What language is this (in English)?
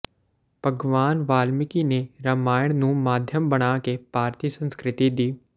Punjabi